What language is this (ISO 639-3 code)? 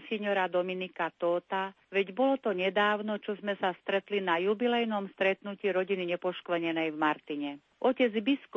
slk